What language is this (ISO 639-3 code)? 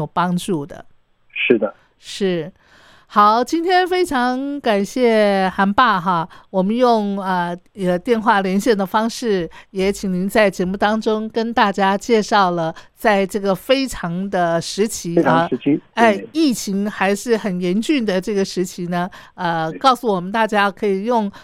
zho